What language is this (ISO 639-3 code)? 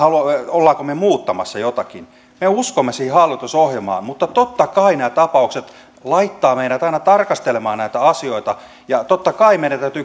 fin